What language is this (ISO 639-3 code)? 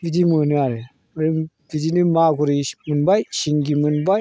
brx